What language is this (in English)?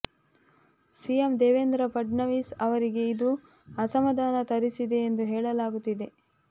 Kannada